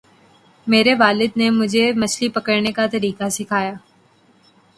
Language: Urdu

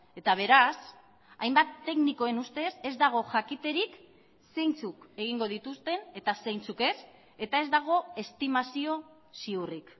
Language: Basque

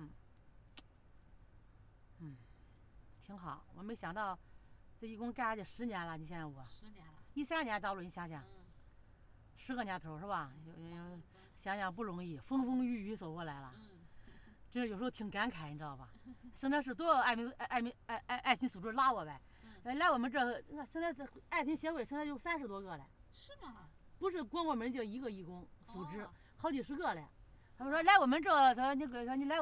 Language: Chinese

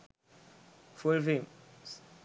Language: Sinhala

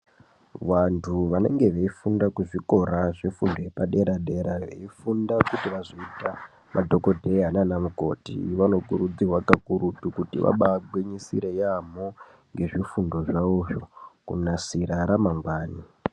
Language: Ndau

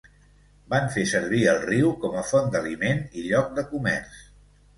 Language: Catalan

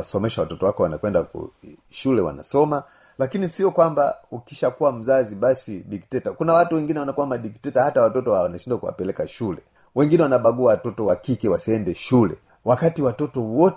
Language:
Swahili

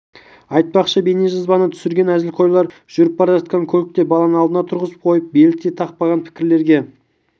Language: Kazakh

